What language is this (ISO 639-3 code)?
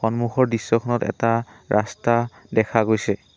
asm